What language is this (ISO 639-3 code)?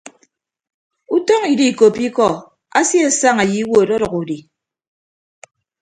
ibb